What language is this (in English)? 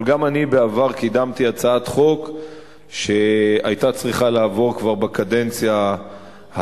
Hebrew